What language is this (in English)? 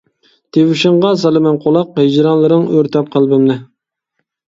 Uyghur